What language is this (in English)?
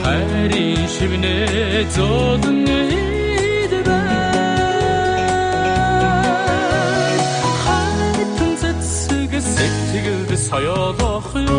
Korean